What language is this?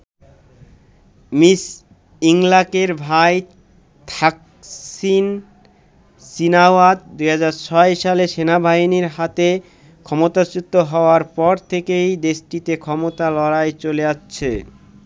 Bangla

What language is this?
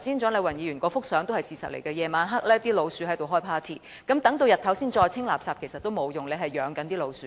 Cantonese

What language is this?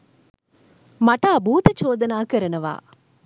Sinhala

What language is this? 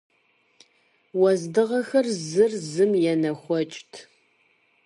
Kabardian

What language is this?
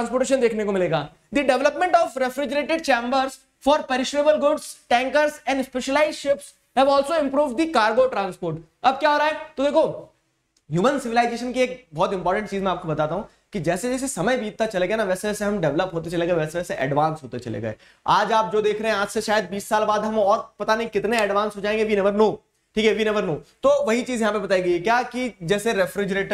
Hindi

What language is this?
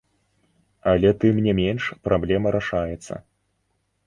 Belarusian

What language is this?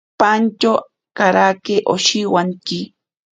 Ashéninka Perené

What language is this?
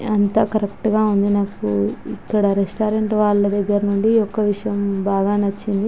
Telugu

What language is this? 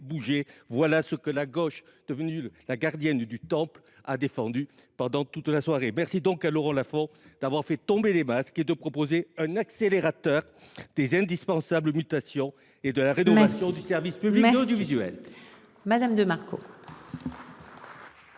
French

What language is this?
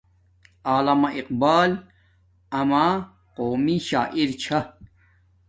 Domaaki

